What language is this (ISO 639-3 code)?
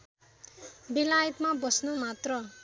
nep